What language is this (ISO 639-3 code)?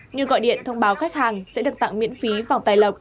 vie